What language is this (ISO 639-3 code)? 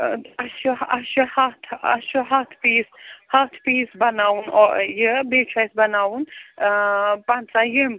kas